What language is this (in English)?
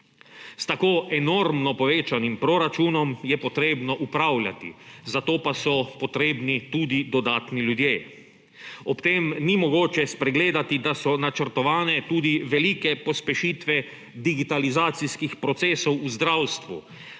Slovenian